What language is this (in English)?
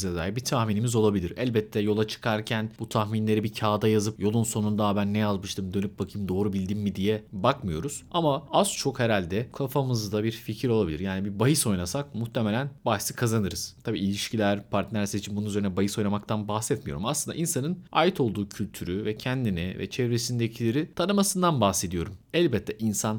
Turkish